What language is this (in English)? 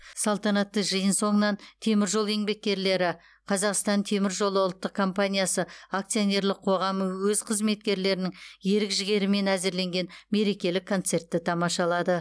Kazakh